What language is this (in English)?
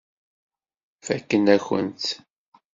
Kabyle